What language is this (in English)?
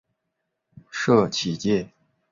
Chinese